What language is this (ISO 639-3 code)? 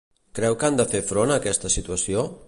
cat